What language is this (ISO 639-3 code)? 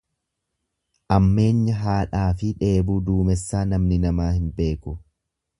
orm